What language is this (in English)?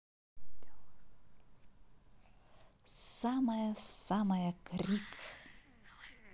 Russian